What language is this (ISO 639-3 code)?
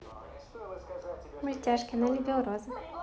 rus